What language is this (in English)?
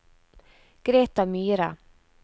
Norwegian